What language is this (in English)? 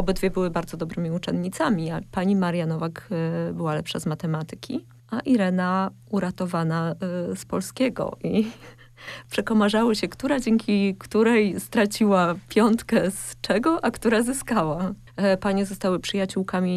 Polish